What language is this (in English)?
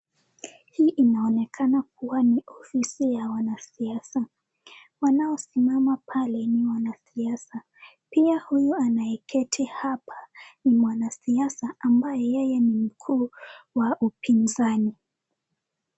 Swahili